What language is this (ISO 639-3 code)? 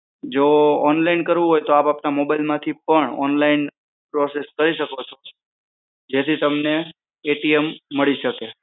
guj